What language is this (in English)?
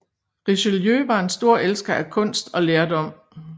Danish